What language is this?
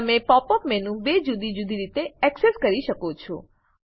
Gujarati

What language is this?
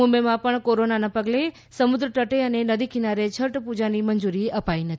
Gujarati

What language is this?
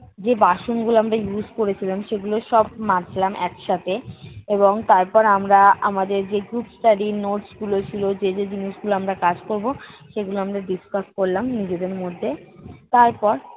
Bangla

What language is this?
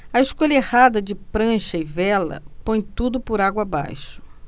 Portuguese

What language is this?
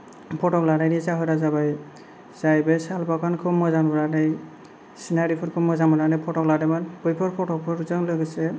Bodo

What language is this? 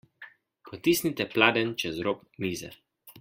Slovenian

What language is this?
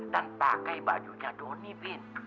Indonesian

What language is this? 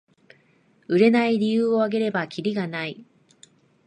Japanese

